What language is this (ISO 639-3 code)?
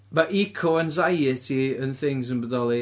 cym